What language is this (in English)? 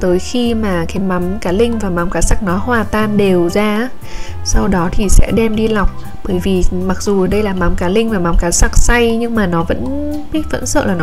Vietnamese